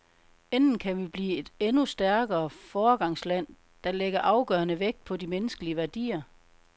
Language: Danish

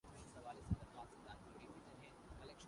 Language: Urdu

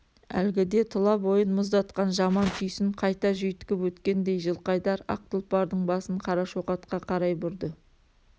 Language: Kazakh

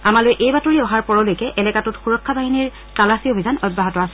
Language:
Assamese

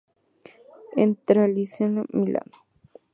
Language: Spanish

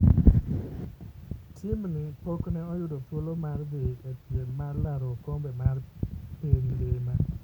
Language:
Luo (Kenya and Tanzania)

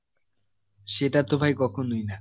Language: Bangla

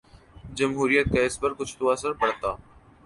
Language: Urdu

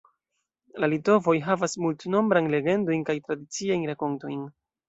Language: Esperanto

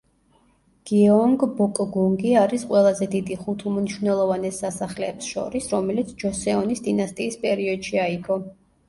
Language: Georgian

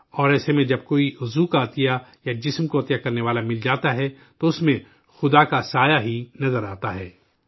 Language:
Urdu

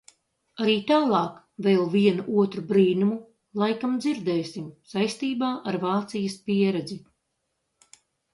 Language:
Latvian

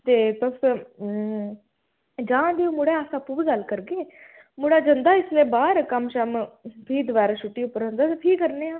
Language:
Dogri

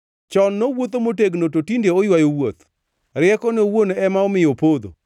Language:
Luo (Kenya and Tanzania)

